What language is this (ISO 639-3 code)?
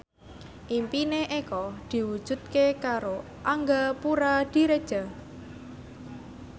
jav